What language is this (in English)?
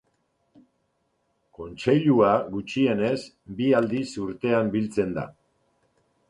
Basque